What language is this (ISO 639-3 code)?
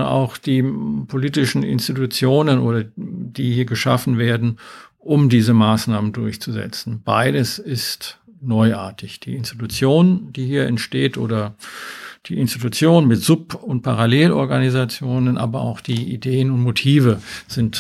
deu